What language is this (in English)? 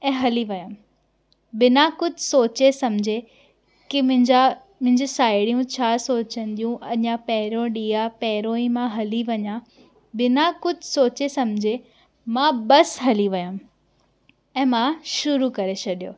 Sindhi